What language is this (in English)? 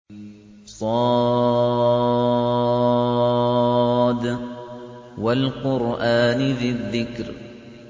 Arabic